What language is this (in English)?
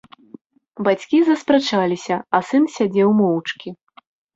Belarusian